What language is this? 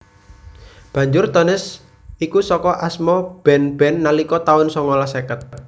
Javanese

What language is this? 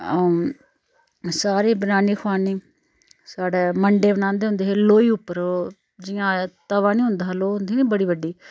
Dogri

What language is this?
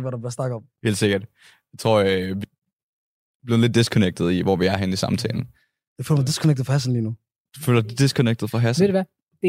Danish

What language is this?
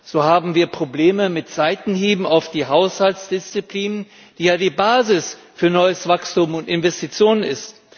German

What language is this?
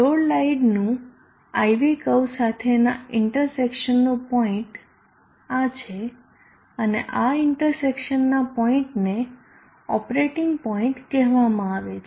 Gujarati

